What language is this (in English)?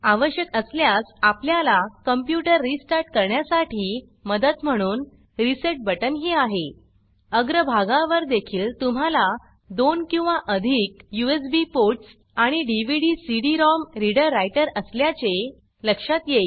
Marathi